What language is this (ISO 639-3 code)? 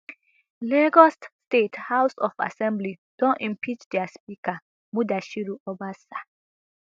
pcm